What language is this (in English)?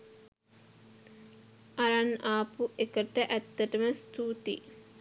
Sinhala